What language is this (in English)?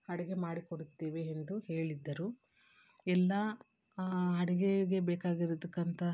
Kannada